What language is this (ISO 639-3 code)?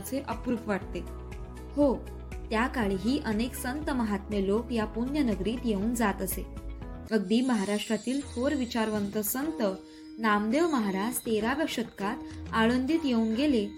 mar